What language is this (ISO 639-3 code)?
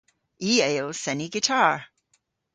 cor